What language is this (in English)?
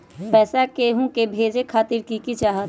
Magahi